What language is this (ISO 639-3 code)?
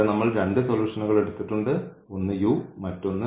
mal